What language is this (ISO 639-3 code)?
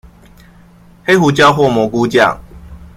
zho